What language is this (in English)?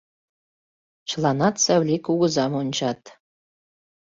Mari